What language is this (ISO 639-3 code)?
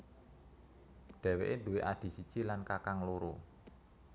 jav